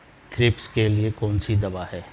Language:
Hindi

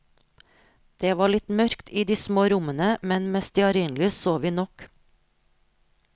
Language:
Norwegian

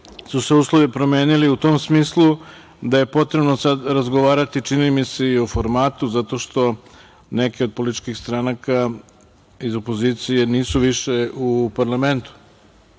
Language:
Serbian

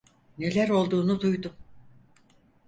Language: Turkish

